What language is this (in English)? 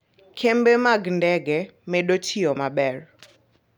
Luo (Kenya and Tanzania)